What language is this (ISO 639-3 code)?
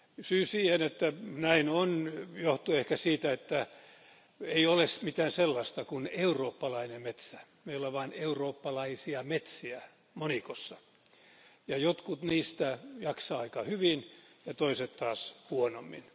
fin